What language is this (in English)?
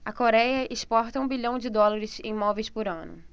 Portuguese